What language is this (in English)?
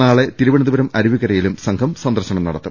Malayalam